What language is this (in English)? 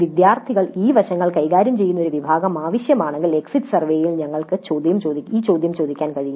Malayalam